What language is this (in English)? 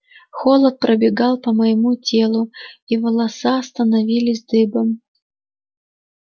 Russian